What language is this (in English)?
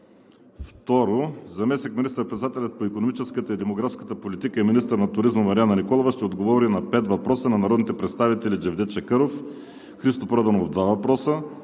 Bulgarian